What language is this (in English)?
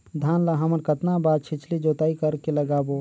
Chhattisgarhi